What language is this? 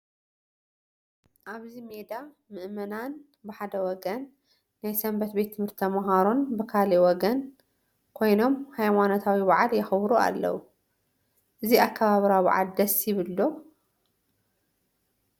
Tigrinya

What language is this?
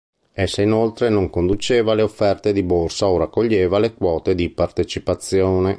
Italian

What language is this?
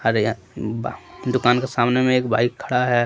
Hindi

